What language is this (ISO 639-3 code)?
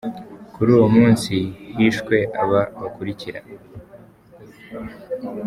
kin